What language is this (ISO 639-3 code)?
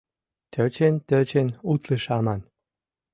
chm